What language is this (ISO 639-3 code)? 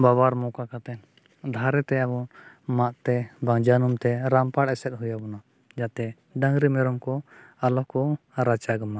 sat